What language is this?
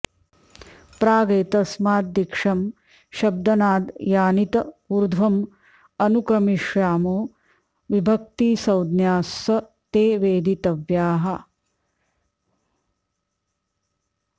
Sanskrit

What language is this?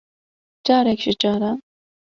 Kurdish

